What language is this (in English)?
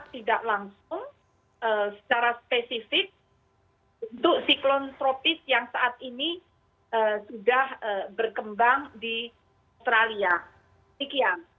Indonesian